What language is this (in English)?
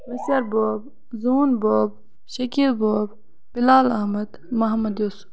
Kashmiri